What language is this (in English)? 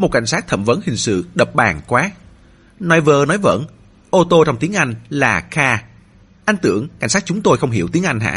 Vietnamese